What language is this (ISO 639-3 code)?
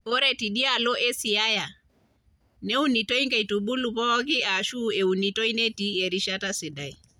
mas